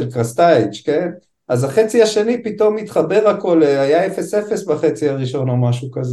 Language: Hebrew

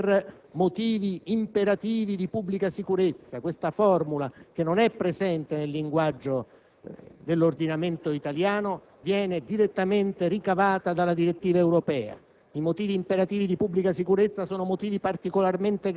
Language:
Italian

